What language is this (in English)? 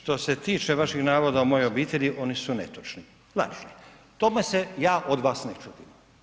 Croatian